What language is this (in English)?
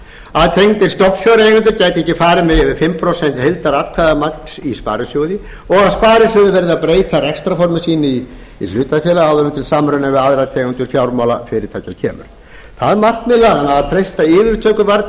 Icelandic